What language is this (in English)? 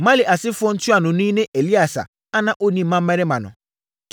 Akan